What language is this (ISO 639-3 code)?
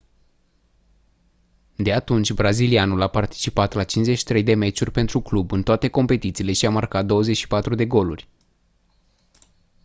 ron